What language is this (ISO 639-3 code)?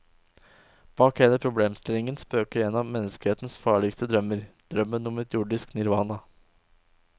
nor